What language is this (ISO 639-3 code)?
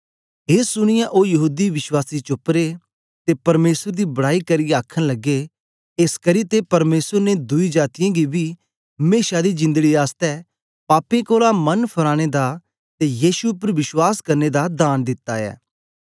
doi